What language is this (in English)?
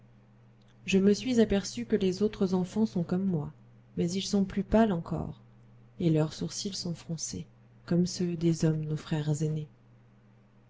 French